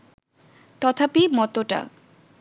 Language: Bangla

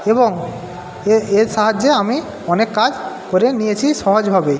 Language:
Bangla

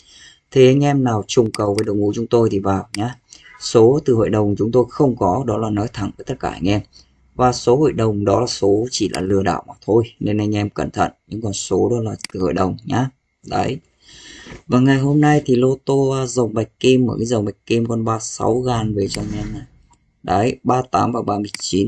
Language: Vietnamese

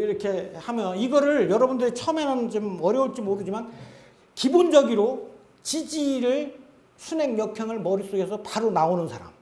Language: Korean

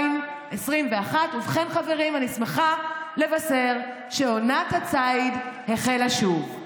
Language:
Hebrew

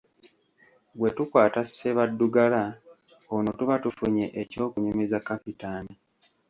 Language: Ganda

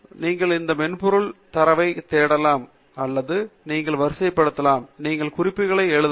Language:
Tamil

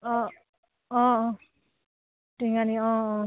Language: Assamese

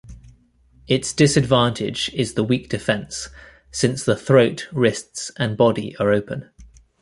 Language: English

